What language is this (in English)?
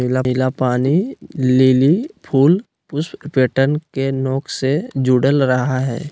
Magahi